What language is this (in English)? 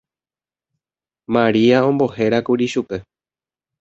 Guarani